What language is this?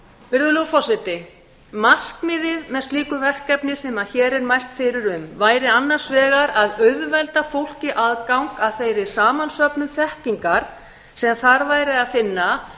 Icelandic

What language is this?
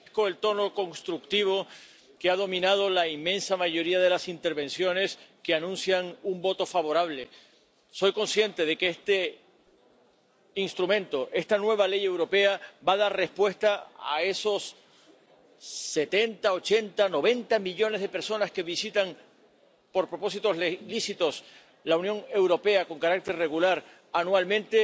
Spanish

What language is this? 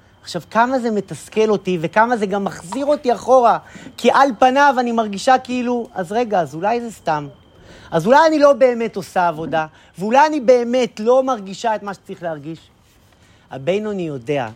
Hebrew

